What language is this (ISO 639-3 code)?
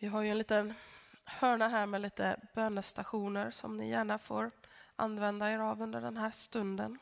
swe